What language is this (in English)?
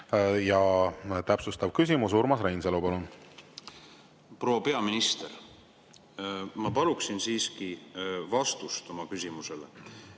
Estonian